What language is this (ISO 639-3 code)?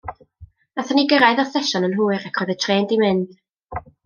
cym